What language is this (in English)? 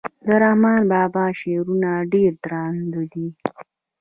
Pashto